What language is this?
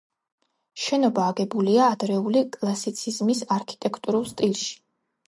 Georgian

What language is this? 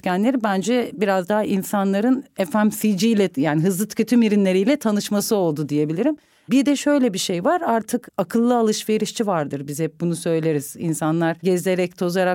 Turkish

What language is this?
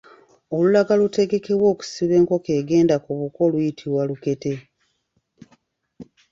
Ganda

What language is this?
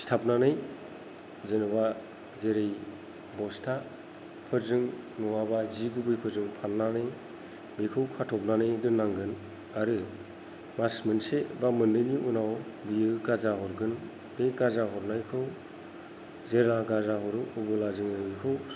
Bodo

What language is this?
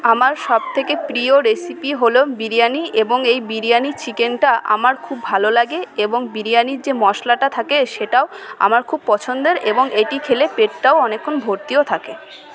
Bangla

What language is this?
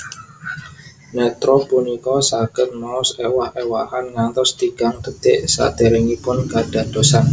Javanese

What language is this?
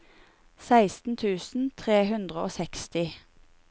Norwegian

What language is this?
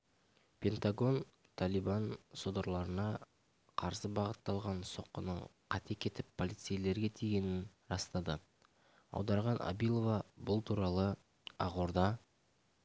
Kazakh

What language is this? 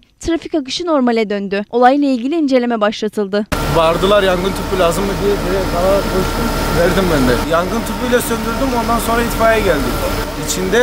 Turkish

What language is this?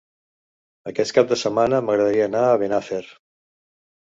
Catalan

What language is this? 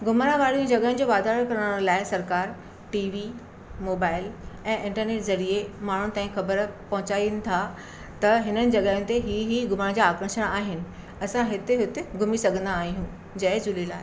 Sindhi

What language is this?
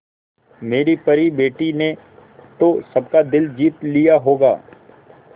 Hindi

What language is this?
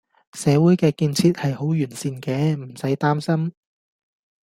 Cantonese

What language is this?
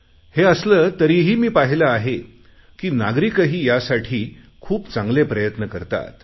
Marathi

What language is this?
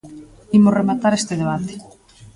Galician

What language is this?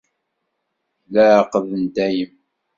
Kabyle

